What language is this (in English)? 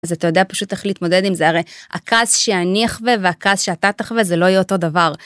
Hebrew